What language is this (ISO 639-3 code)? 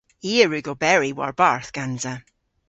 cor